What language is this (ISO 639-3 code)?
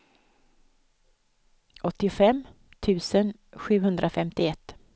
swe